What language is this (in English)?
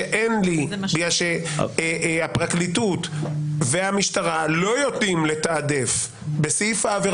Hebrew